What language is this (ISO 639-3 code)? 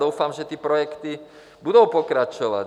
ces